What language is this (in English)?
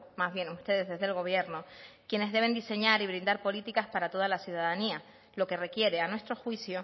Spanish